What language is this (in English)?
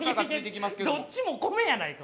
Japanese